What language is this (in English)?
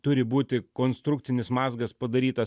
Lithuanian